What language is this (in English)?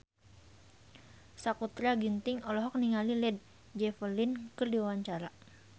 Sundanese